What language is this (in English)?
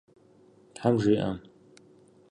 Kabardian